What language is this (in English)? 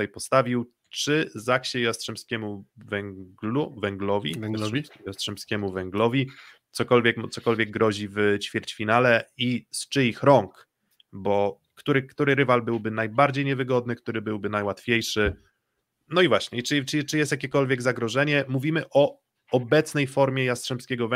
Polish